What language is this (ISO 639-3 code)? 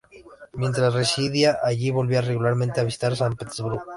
spa